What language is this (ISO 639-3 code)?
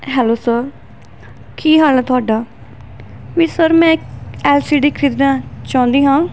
pan